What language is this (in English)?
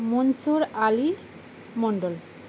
Bangla